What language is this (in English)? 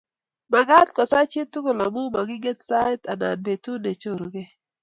Kalenjin